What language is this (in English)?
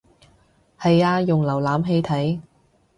Cantonese